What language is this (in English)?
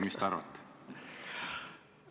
Estonian